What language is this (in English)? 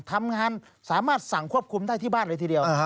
Thai